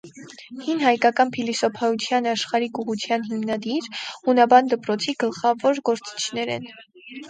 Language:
Armenian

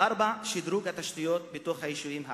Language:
Hebrew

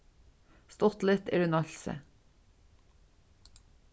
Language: Faroese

